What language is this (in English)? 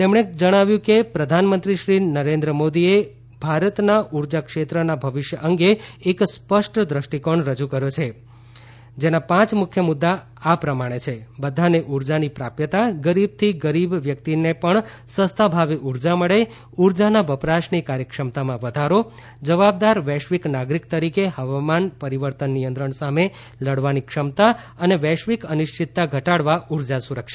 Gujarati